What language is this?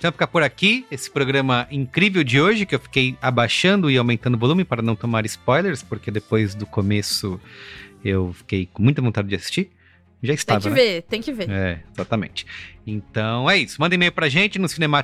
Portuguese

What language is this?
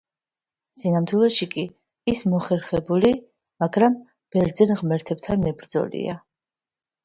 Georgian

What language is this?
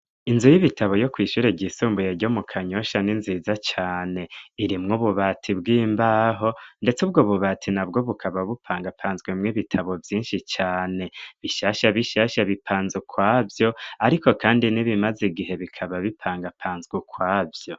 Rundi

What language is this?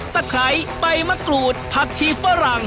Thai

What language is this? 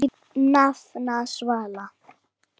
Icelandic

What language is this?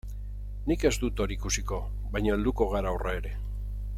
Basque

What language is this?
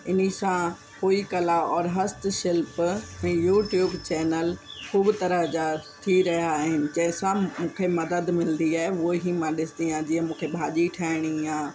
Sindhi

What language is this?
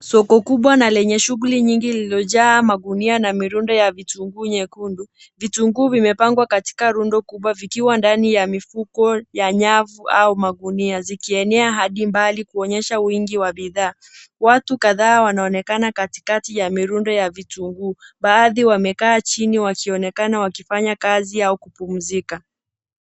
Swahili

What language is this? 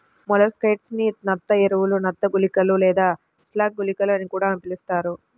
Telugu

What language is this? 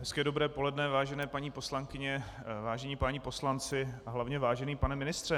Czech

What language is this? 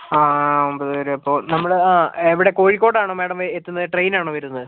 Malayalam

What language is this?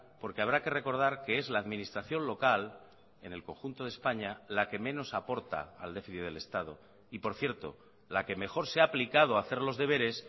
Spanish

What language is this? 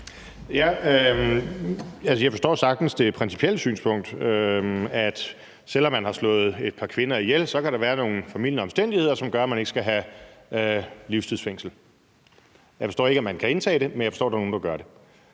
Danish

